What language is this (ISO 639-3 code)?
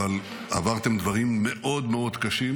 heb